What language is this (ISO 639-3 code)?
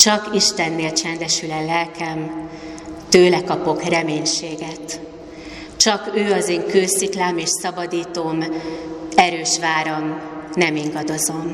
hun